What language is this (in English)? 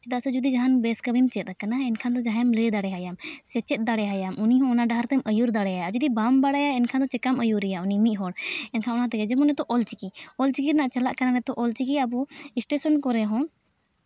Santali